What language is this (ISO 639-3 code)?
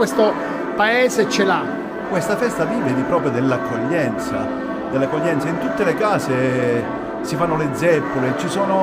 ita